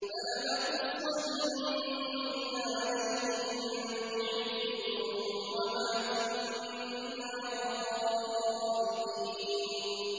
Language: Arabic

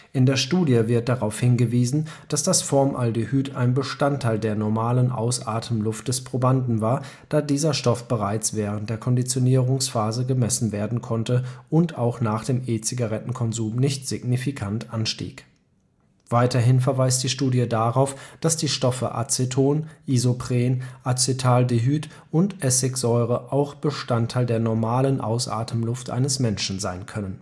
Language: German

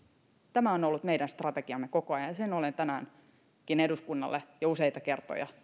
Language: Finnish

